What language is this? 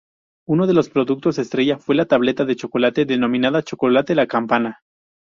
Spanish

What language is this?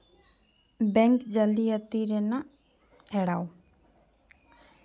Santali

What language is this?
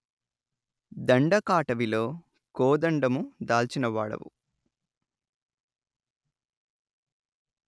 Telugu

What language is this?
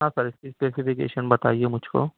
Urdu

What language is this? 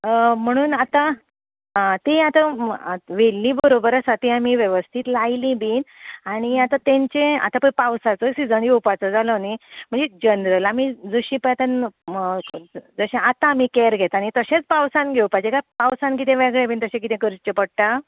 Konkani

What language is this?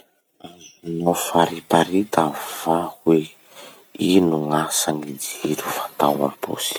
Masikoro Malagasy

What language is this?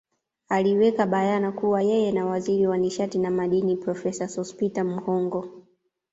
Swahili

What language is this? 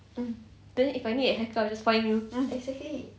English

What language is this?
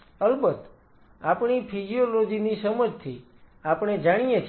Gujarati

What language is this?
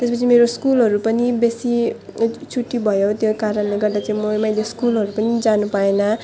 Nepali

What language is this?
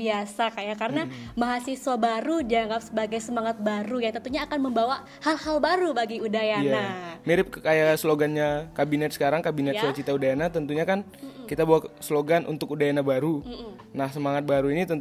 Indonesian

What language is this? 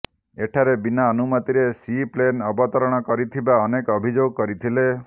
Odia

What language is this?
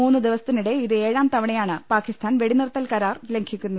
Malayalam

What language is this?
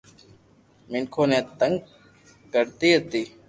Loarki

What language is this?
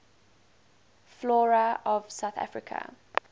English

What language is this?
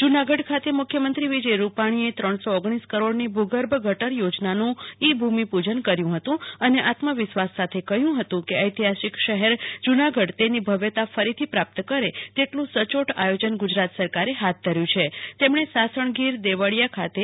Gujarati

